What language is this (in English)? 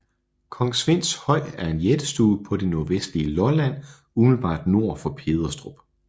Danish